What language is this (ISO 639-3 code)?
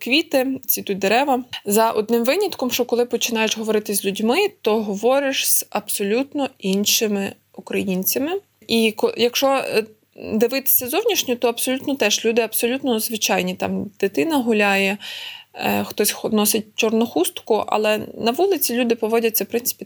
ukr